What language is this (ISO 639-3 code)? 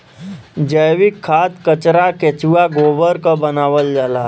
bho